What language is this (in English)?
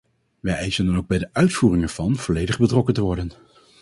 Dutch